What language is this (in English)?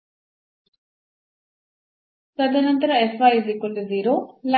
Kannada